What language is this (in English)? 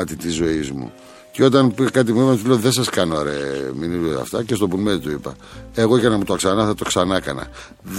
Greek